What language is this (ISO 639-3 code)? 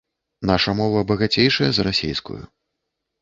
bel